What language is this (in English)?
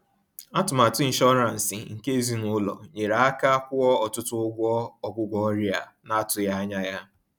Igbo